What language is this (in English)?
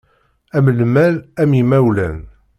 Kabyle